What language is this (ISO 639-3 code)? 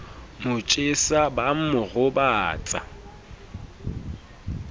sot